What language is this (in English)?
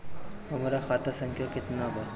Bhojpuri